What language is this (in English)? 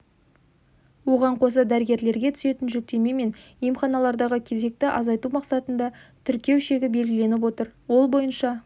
Kazakh